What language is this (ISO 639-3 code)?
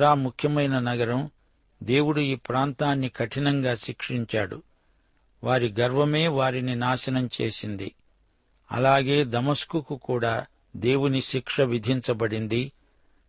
tel